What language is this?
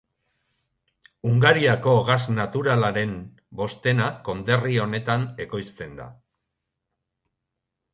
Basque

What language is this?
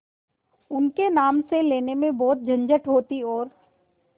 Hindi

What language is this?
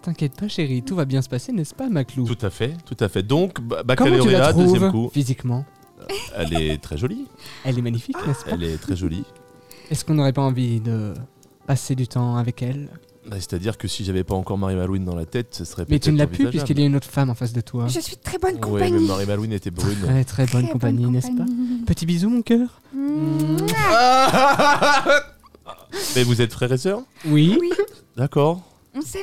French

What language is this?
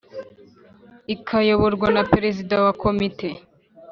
Kinyarwanda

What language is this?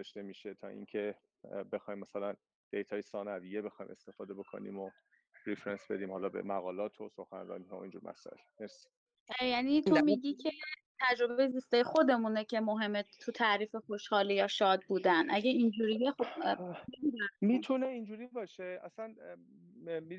Persian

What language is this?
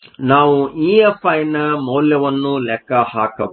Kannada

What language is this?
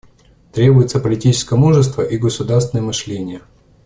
Russian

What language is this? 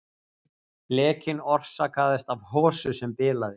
Icelandic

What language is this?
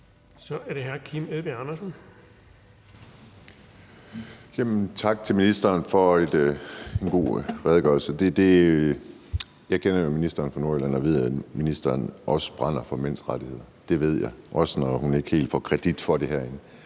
Danish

